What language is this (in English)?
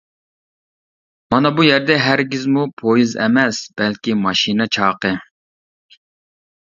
Uyghur